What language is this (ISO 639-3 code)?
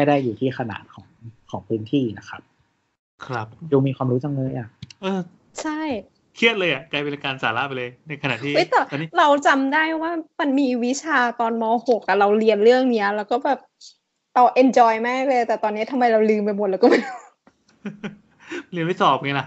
tha